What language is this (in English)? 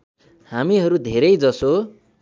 Nepali